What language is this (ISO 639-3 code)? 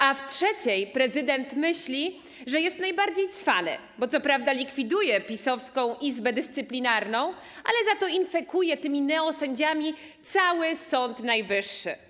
pol